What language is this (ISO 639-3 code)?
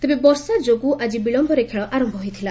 ori